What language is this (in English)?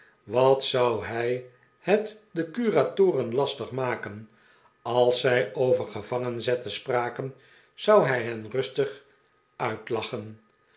Dutch